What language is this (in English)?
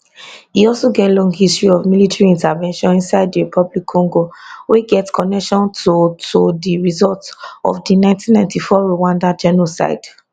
Nigerian Pidgin